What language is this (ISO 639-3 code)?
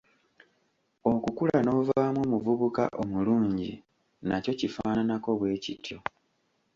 lug